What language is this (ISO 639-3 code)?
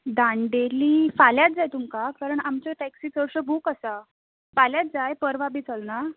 kok